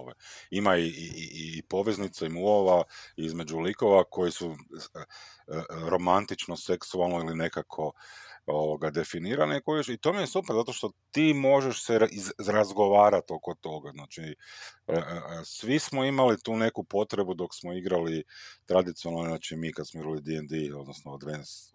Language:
Croatian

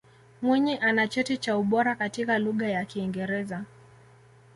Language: Swahili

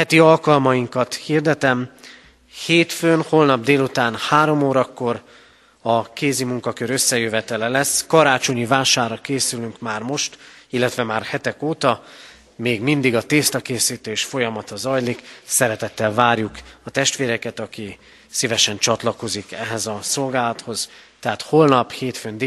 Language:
Hungarian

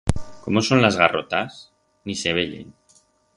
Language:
Aragonese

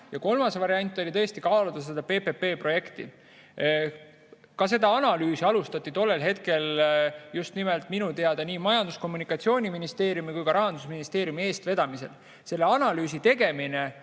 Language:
Estonian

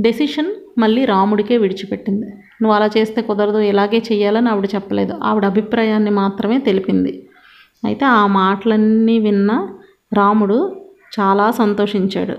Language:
Telugu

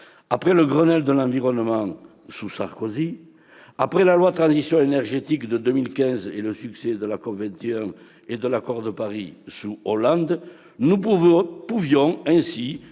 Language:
French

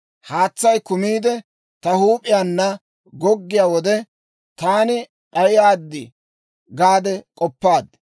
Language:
Dawro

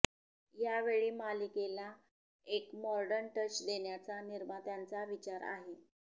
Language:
Marathi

